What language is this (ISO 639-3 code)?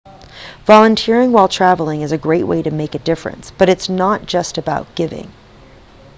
eng